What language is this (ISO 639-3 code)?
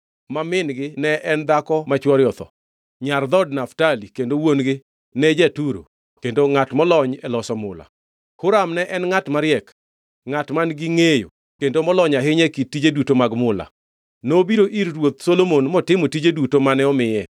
luo